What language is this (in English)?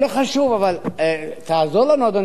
Hebrew